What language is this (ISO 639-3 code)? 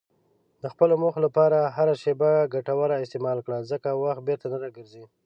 pus